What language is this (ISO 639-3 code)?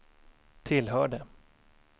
swe